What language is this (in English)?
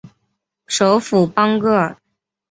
Chinese